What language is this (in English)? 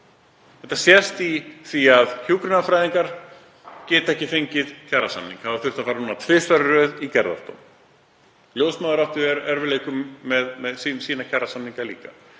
Icelandic